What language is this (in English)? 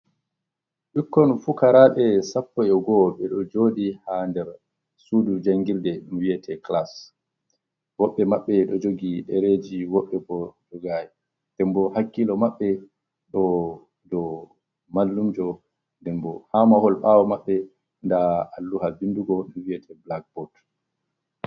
Fula